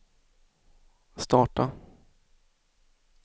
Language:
Swedish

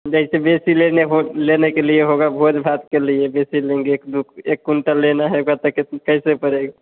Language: Hindi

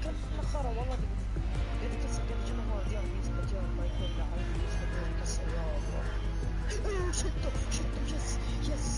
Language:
Arabic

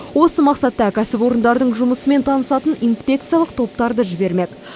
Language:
Kazakh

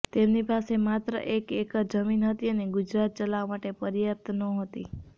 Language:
Gujarati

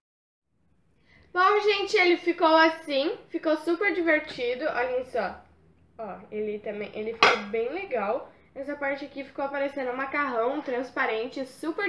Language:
Portuguese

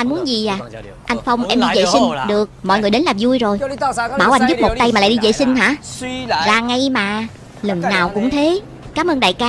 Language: Vietnamese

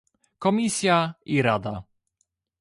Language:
Polish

